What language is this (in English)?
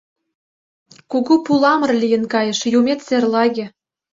Mari